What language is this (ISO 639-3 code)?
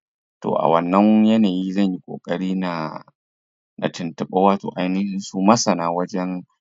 hau